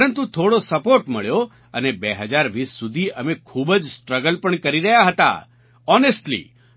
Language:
Gujarati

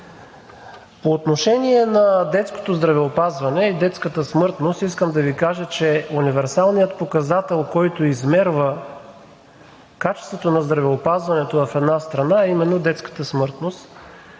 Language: Bulgarian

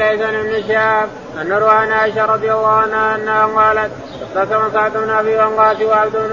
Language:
Arabic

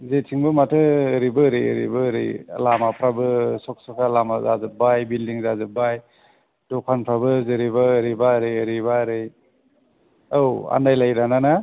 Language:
Bodo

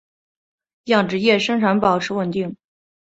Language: Chinese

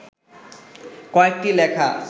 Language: Bangla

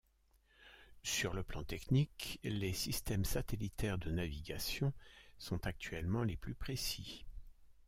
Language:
French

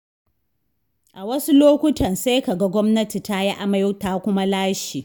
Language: Hausa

